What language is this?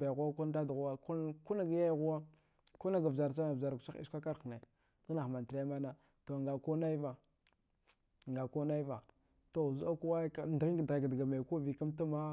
Dghwede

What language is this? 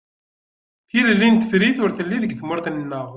Kabyle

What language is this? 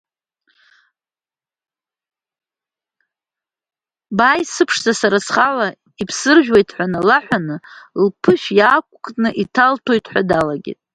Abkhazian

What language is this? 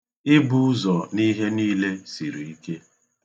Igbo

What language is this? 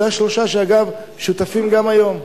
Hebrew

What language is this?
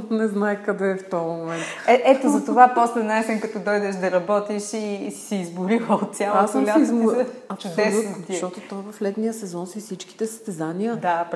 Bulgarian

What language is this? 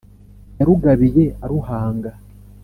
Kinyarwanda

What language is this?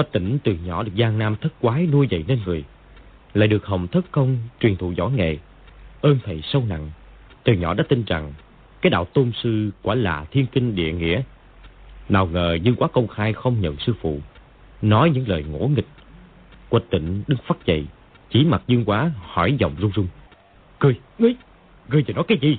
Vietnamese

